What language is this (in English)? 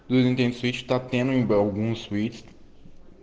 Russian